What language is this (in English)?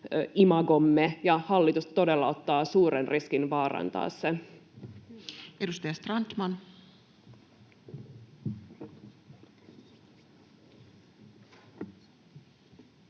Finnish